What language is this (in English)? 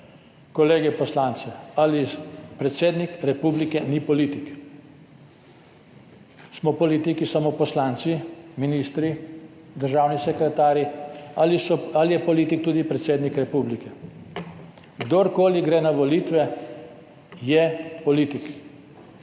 Slovenian